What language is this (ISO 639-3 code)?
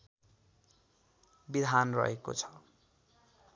nep